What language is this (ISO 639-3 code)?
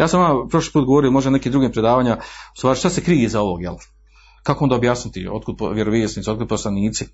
hrv